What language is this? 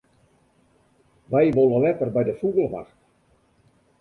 Western Frisian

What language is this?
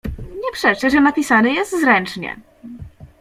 Polish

